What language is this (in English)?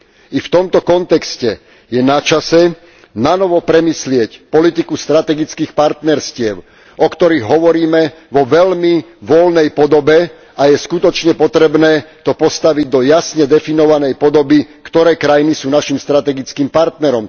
Slovak